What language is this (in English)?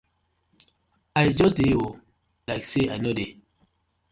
Nigerian Pidgin